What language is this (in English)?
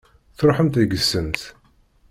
Kabyle